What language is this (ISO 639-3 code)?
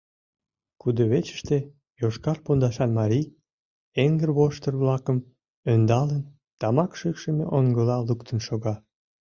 chm